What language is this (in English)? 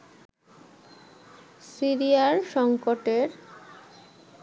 Bangla